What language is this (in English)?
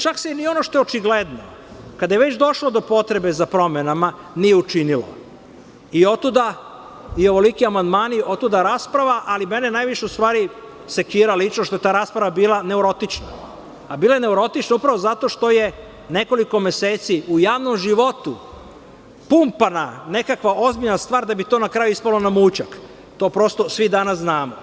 Serbian